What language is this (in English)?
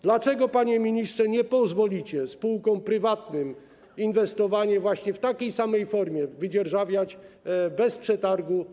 Polish